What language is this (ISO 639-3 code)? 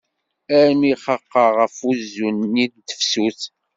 kab